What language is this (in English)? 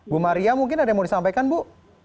Indonesian